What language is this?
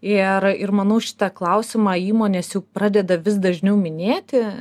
Lithuanian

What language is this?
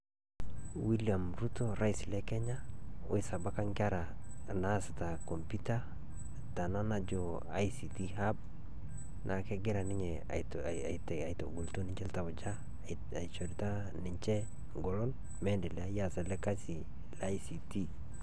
Masai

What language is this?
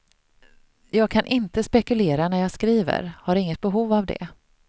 Swedish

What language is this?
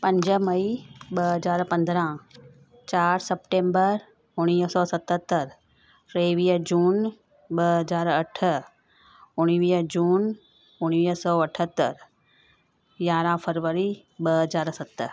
Sindhi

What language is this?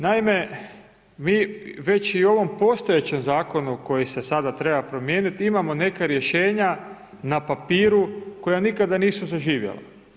Croatian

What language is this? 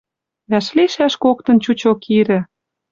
Western Mari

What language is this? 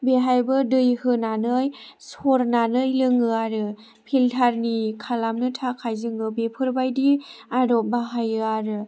Bodo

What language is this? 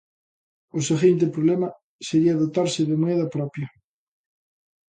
Galician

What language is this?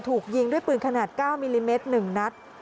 Thai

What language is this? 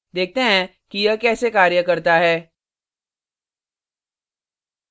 Hindi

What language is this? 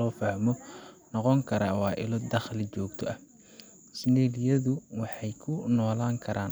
Somali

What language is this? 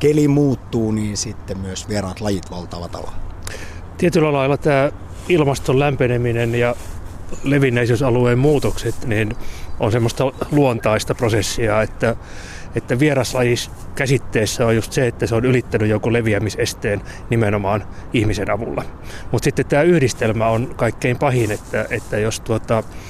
Finnish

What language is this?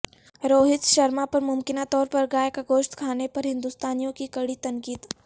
Urdu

